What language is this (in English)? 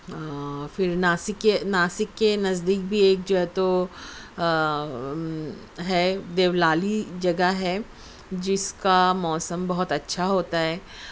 Urdu